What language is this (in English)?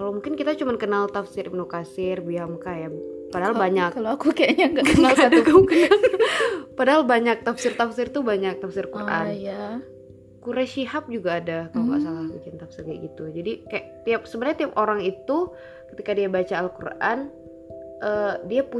Indonesian